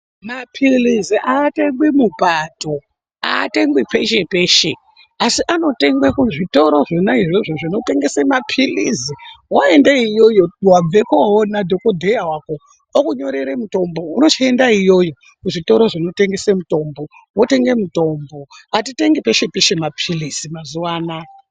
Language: Ndau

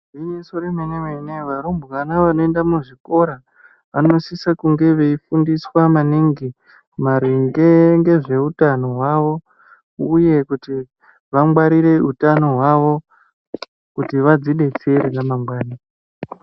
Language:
Ndau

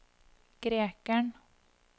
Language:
Norwegian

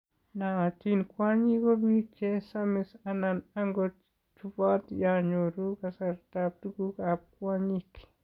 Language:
Kalenjin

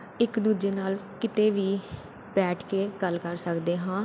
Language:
Punjabi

